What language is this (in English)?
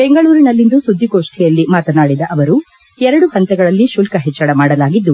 Kannada